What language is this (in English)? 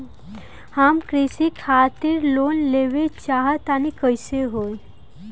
Bhojpuri